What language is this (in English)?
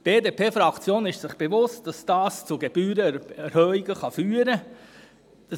Swiss German